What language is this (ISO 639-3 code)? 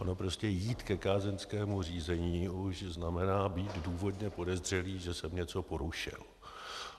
ces